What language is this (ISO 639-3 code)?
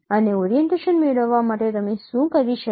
guj